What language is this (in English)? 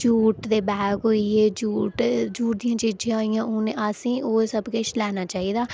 Dogri